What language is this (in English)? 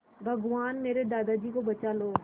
Hindi